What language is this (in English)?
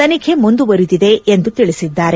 Kannada